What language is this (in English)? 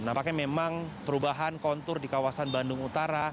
Indonesian